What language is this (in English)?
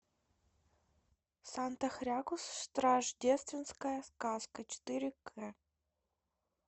Russian